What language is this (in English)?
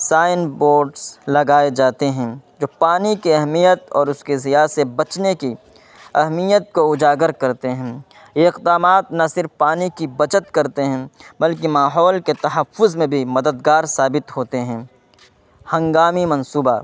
Urdu